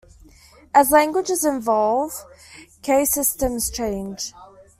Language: English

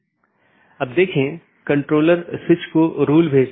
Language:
Hindi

